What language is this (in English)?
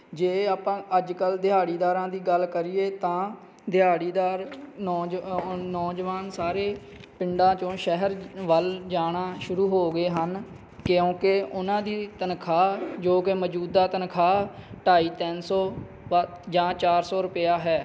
Punjabi